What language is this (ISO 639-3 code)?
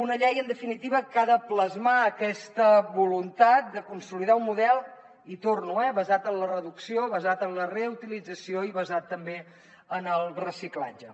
cat